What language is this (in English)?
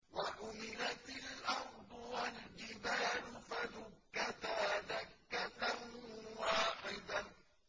Arabic